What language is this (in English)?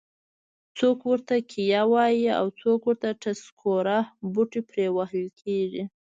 Pashto